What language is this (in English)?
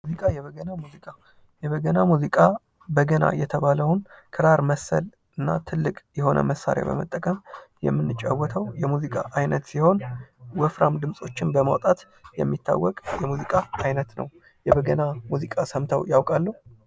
Amharic